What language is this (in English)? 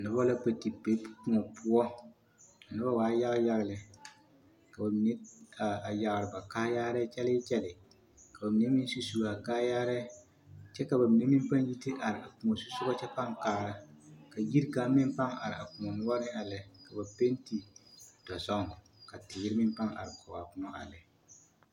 Southern Dagaare